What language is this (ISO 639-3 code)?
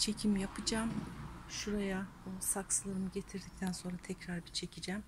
tur